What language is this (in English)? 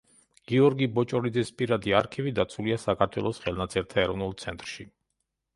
Georgian